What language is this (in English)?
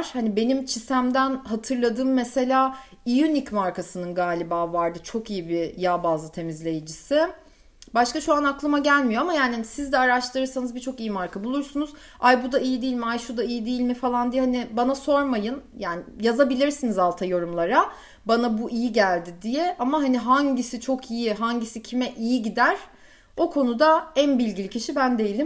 Turkish